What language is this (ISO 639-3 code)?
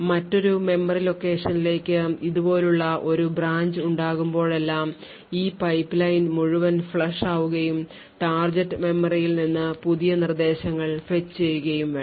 mal